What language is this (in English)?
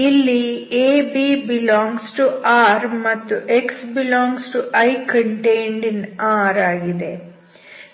Kannada